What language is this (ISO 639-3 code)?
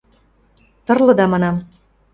mrj